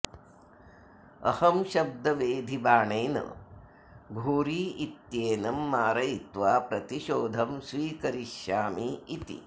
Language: Sanskrit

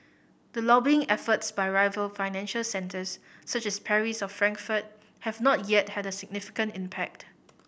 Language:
English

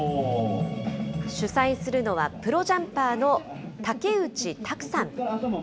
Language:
Japanese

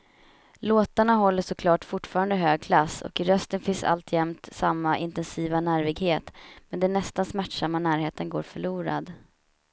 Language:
Swedish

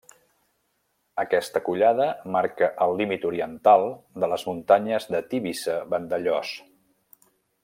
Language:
Catalan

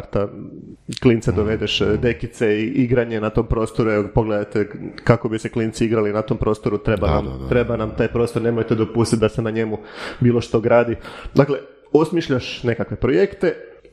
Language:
Croatian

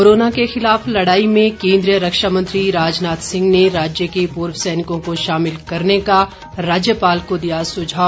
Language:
Hindi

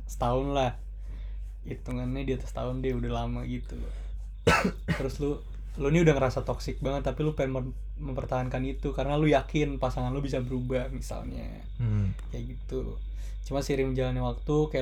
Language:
Indonesian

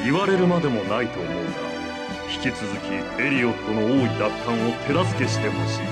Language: Japanese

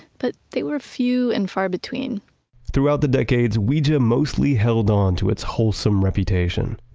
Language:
English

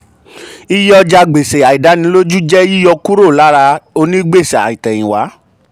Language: Yoruba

